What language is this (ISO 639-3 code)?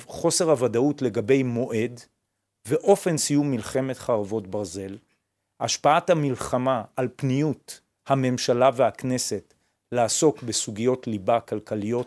heb